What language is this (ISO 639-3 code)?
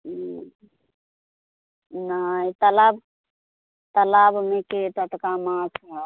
mai